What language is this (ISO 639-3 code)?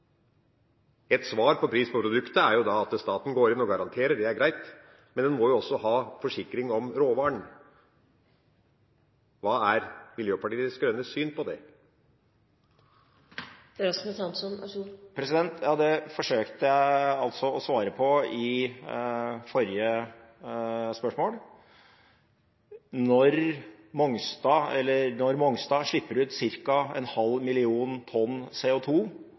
nob